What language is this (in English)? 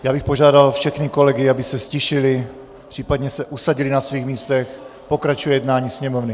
Czech